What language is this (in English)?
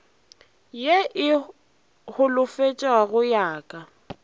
Northern Sotho